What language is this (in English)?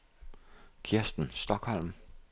Danish